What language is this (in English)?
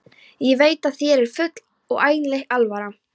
Icelandic